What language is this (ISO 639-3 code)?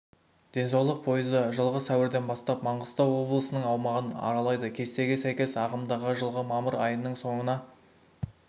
kaz